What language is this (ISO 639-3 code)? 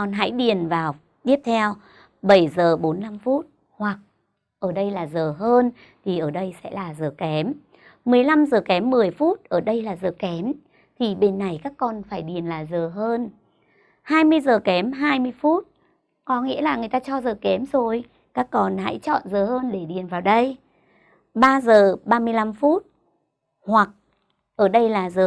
vie